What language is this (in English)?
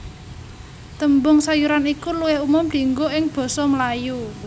Javanese